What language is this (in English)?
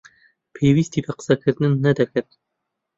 Central Kurdish